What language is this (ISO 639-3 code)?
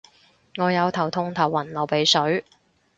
yue